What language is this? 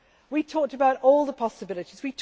English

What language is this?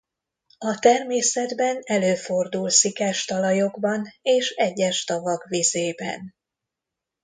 Hungarian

